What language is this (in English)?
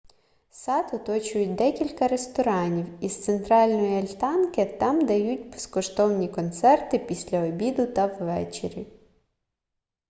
Ukrainian